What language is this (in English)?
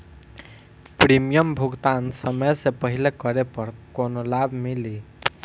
Bhojpuri